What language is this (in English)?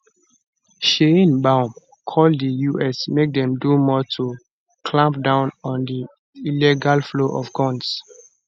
Nigerian Pidgin